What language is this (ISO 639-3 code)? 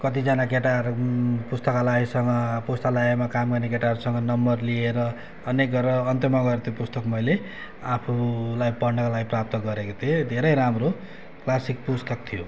nep